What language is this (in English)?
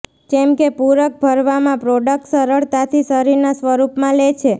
Gujarati